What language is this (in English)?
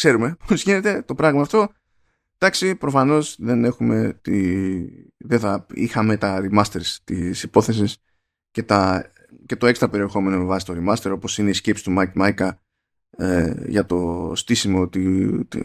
Greek